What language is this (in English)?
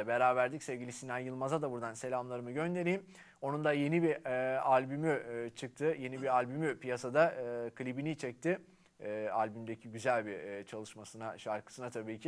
Turkish